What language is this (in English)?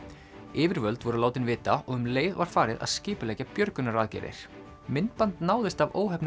Icelandic